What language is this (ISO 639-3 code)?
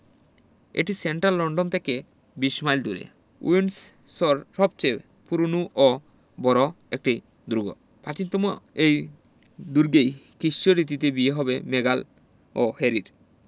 ben